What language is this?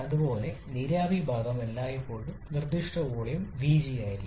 Malayalam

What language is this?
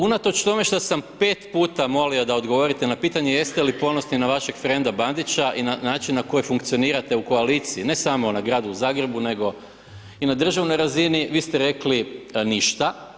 Croatian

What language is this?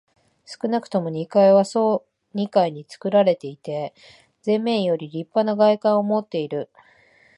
Japanese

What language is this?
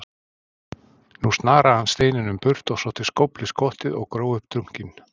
Icelandic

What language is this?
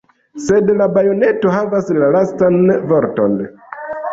Esperanto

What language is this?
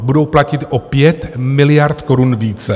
Czech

